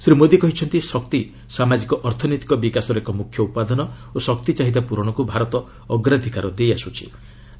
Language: Odia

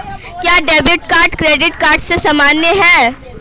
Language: Hindi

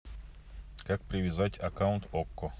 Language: Russian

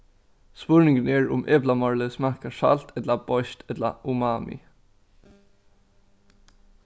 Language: Faroese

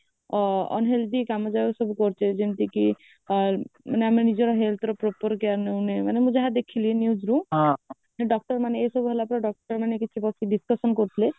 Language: Odia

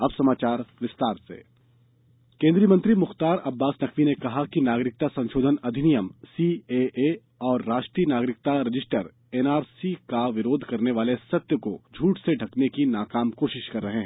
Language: Hindi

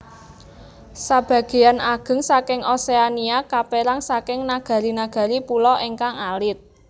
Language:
Javanese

